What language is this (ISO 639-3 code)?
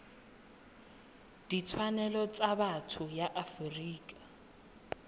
tsn